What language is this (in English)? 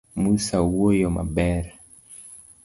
Luo (Kenya and Tanzania)